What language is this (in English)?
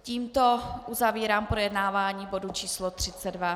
Czech